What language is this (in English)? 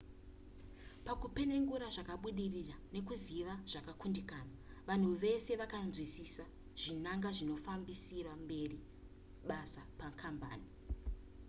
Shona